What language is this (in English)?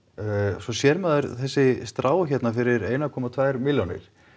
Icelandic